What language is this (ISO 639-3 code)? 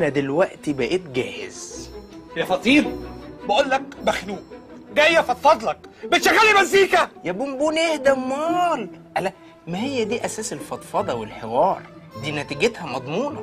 ara